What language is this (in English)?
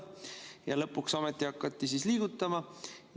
Estonian